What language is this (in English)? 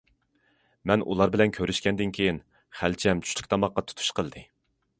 Uyghur